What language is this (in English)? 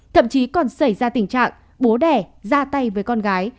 Vietnamese